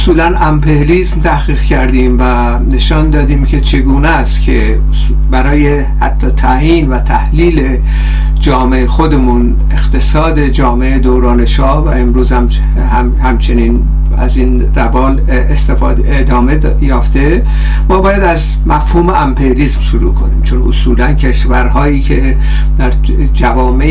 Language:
Persian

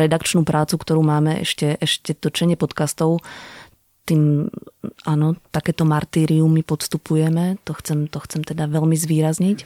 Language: Slovak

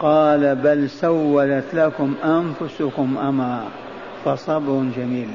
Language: Arabic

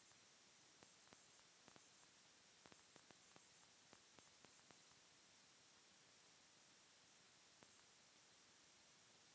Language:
Maithili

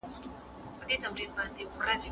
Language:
Pashto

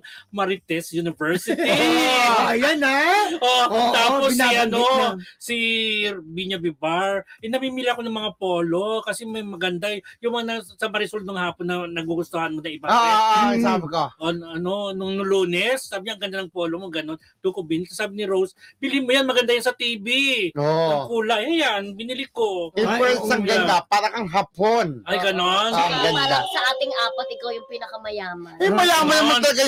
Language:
Filipino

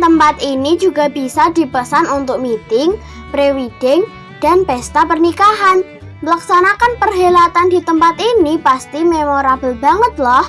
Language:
Indonesian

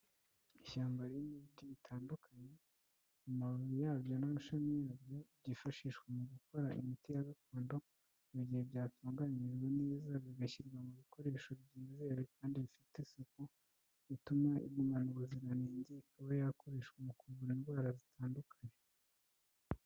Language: Kinyarwanda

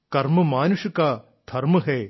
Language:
Malayalam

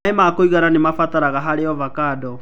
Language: Kikuyu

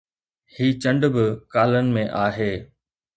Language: Sindhi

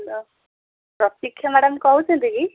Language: Odia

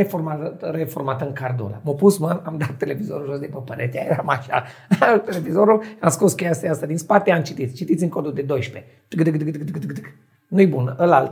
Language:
Romanian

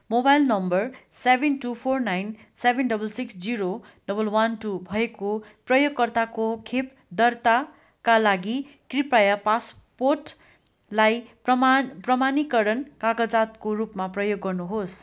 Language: Nepali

